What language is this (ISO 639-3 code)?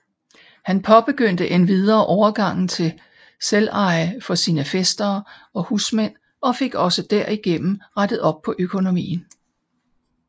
dan